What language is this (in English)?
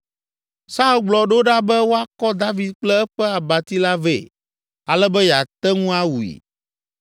Ewe